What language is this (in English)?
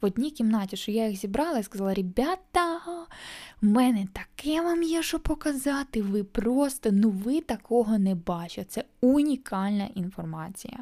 Ukrainian